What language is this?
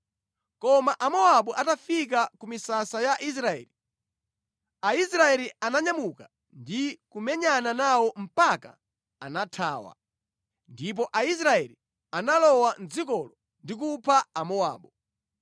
Nyanja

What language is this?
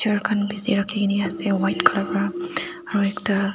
Naga Pidgin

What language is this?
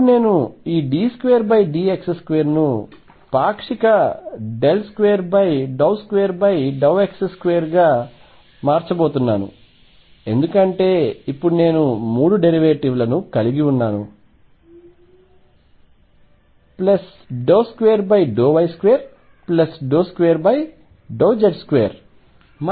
Telugu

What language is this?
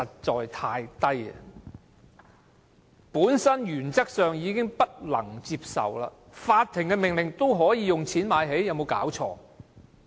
Cantonese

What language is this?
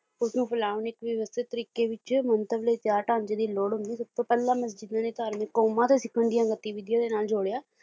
Punjabi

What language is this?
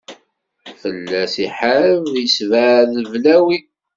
Kabyle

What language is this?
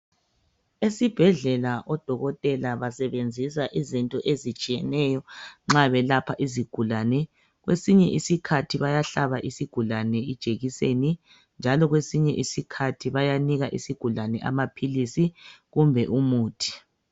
North Ndebele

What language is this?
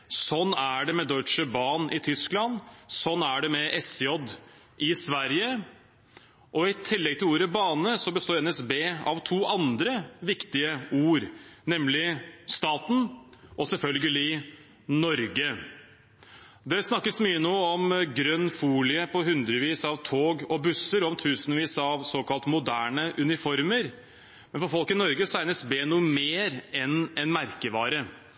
Norwegian Bokmål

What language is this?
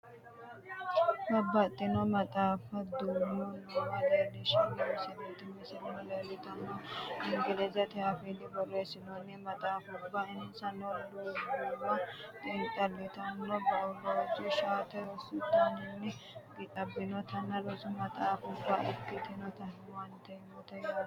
Sidamo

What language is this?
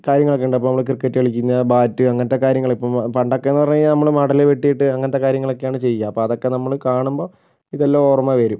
Malayalam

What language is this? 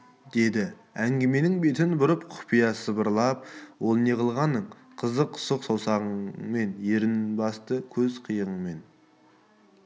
Kazakh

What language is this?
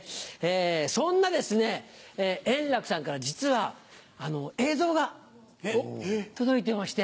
Japanese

